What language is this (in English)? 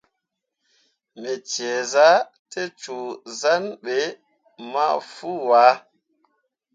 Mundang